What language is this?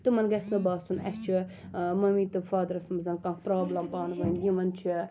Kashmiri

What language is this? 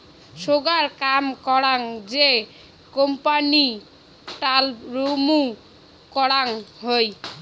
Bangla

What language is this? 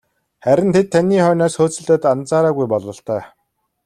Mongolian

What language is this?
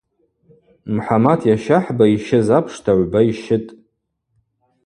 Abaza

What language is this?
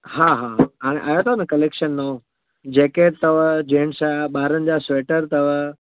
Sindhi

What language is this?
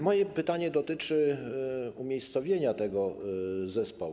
Polish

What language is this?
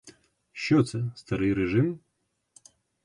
Ukrainian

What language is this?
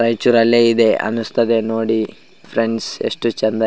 Kannada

